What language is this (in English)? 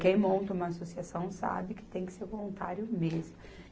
Portuguese